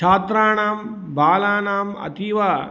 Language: Sanskrit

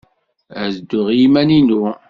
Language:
Kabyle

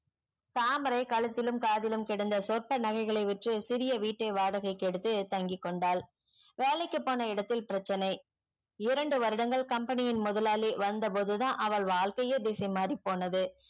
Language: Tamil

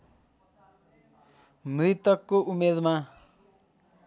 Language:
Nepali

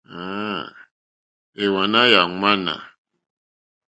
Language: Mokpwe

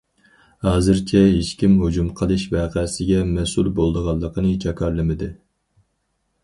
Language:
Uyghur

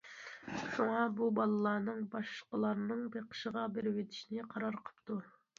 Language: Uyghur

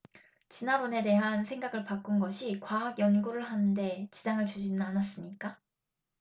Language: Korean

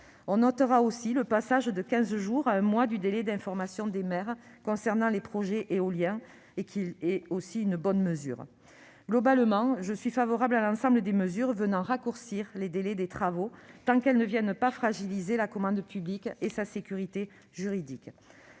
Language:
French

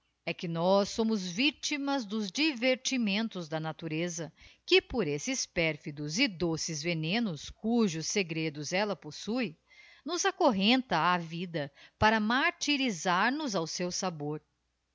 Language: Portuguese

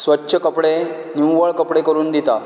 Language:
Konkani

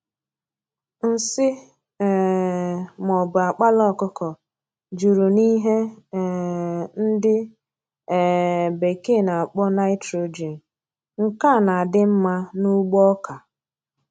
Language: Igbo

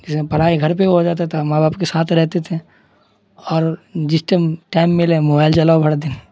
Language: Urdu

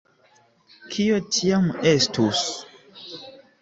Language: Esperanto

